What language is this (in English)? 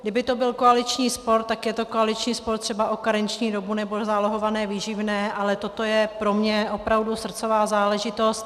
Czech